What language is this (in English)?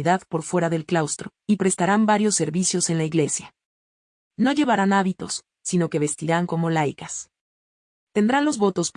Spanish